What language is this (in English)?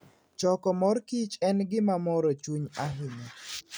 Luo (Kenya and Tanzania)